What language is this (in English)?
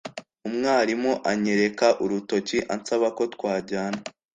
Kinyarwanda